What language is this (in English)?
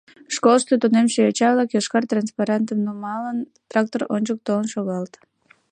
Mari